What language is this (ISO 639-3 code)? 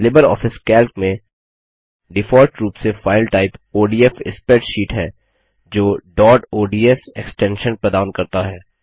hin